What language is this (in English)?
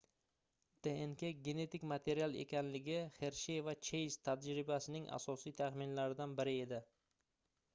Uzbek